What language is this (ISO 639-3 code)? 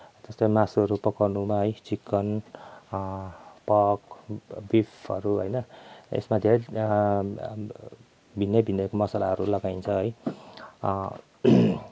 nep